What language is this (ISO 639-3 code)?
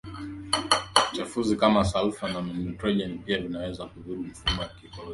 swa